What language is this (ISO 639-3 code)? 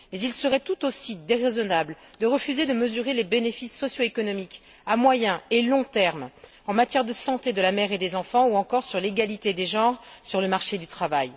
fra